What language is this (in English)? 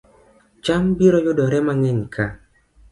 Luo (Kenya and Tanzania)